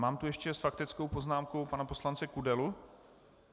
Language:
Czech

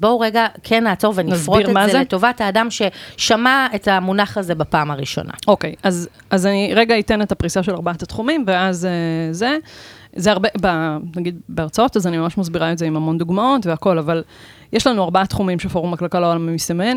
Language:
Hebrew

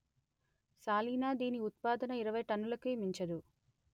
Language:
Telugu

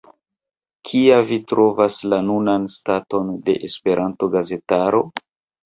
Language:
Esperanto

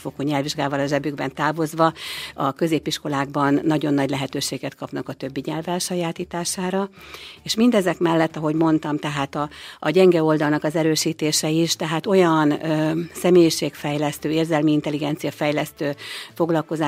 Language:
Hungarian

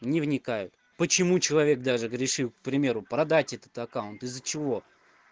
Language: Russian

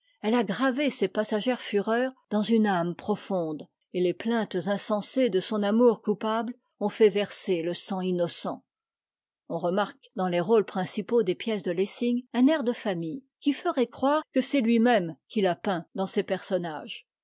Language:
French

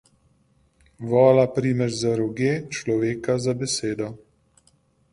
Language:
Slovenian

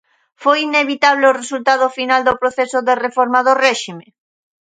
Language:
Galician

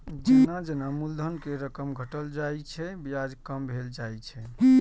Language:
Maithili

